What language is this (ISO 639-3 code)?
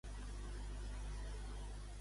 cat